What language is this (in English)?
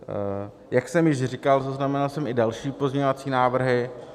Czech